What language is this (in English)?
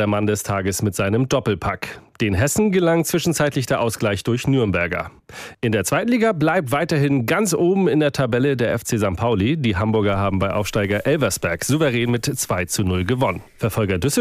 German